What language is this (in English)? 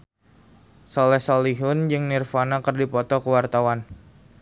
Sundanese